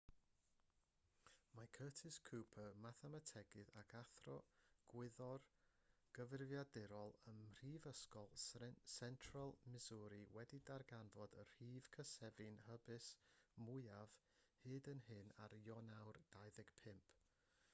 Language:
Welsh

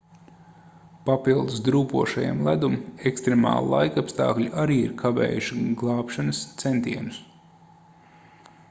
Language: Latvian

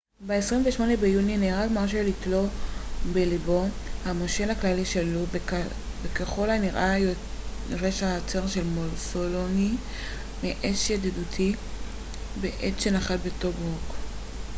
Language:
Hebrew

